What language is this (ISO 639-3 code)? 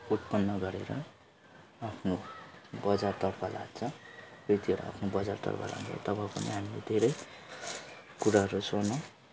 nep